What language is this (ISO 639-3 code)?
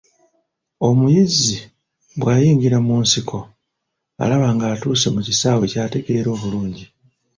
lug